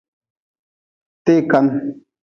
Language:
Nawdm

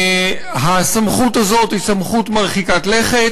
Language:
Hebrew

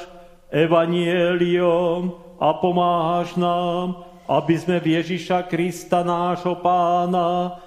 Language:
Slovak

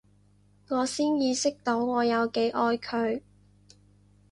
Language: Cantonese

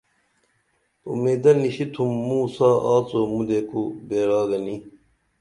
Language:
Dameli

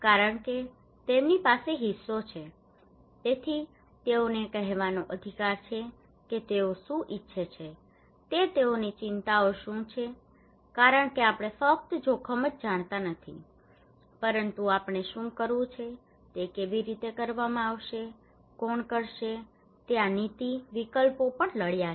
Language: Gujarati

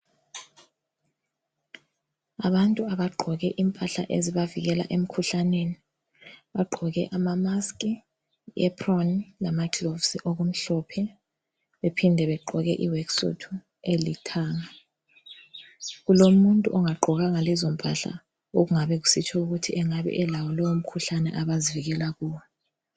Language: North Ndebele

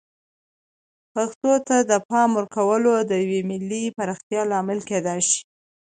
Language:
Pashto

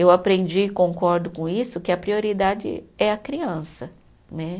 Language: Portuguese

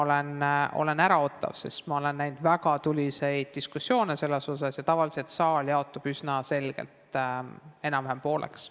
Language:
Estonian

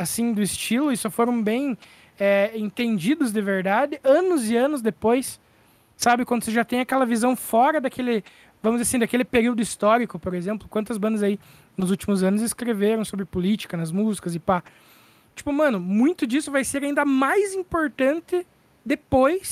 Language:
Portuguese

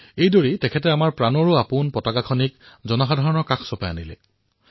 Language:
Assamese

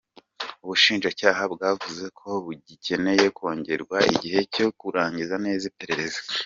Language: Kinyarwanda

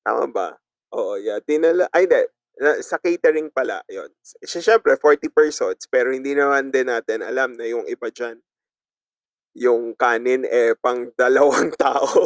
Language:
Filipino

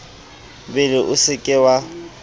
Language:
Southern Sotho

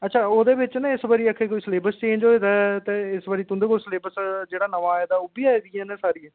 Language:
Dogri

